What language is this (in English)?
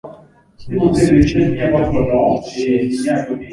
Swahili